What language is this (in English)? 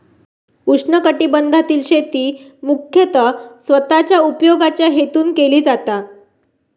Marathi